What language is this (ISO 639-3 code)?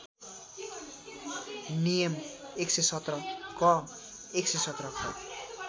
nep